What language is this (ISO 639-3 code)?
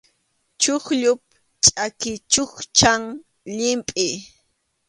qxu